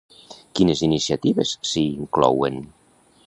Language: Catalan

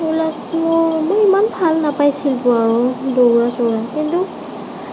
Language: Assamese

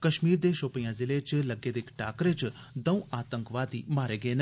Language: Dogri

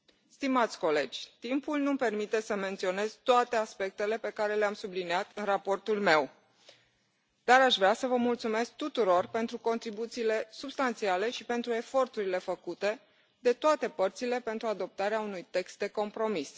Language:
Romanian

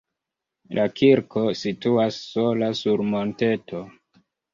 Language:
Esperanto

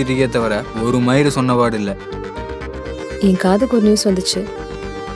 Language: Indonesian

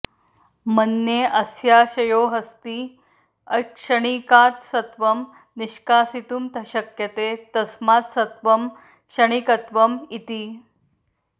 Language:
Sanskrit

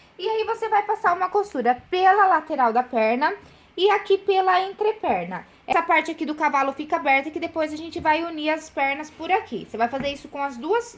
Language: Portuguese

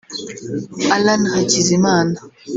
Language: Kinyarwanda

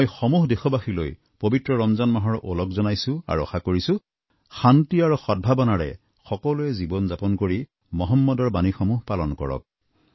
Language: Assamese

